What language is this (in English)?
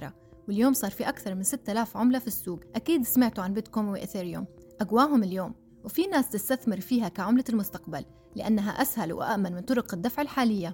Arabic